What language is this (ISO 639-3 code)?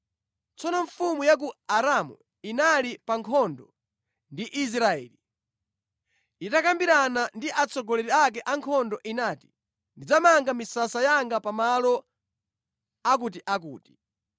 nya